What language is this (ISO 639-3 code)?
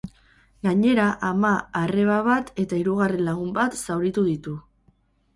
eus